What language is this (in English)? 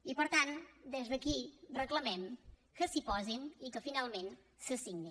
Catalan